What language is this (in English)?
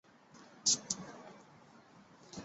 Chinese